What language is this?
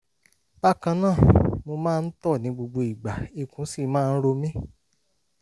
Yoruba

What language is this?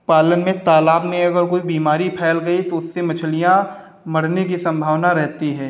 Hindi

